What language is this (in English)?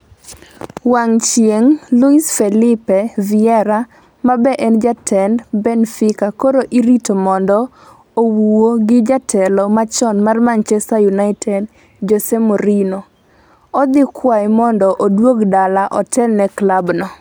Luo (Kenya and Tanzania)